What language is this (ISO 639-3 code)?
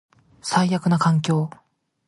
jpn